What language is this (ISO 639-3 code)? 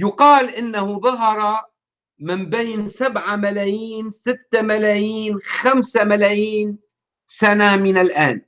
ara